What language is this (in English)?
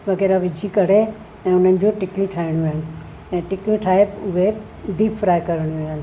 Sindhi